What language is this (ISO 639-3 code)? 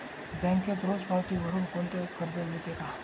mar